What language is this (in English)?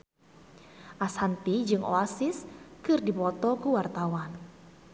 Sundanese